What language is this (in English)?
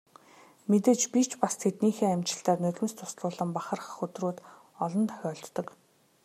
Mongolian